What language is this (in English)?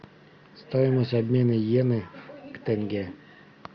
Russian